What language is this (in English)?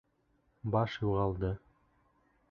Bashkir